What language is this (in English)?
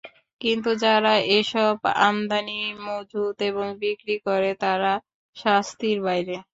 Bangla